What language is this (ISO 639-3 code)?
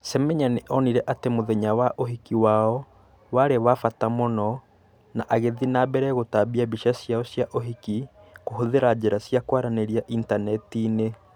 kik